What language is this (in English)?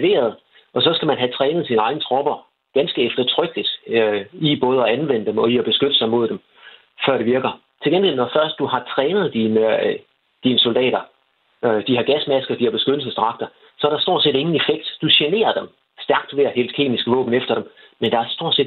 Danish